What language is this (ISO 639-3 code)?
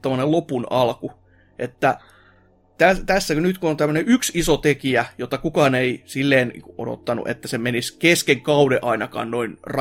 fin